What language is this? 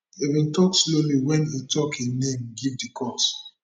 Nigerian Pidgin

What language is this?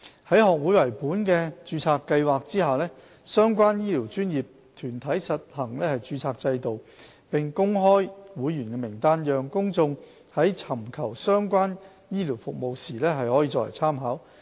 Cantonese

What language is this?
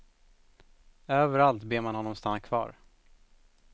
Swedish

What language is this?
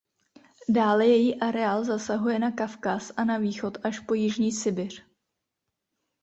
Czech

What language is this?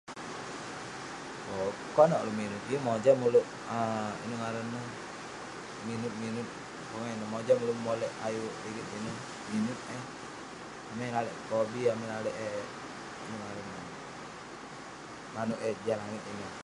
Western Penan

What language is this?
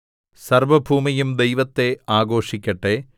Malayalam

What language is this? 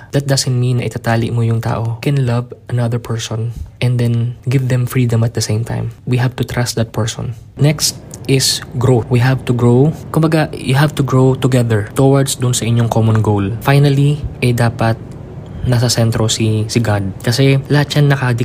Filipino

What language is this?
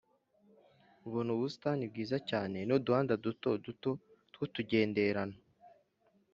Kinyarwanda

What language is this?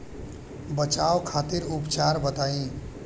Bhojpuri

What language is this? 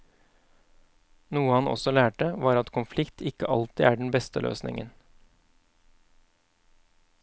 Norwegian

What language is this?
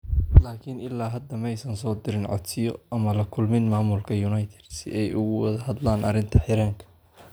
Somali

